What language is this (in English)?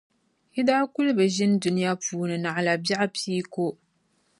Dagbani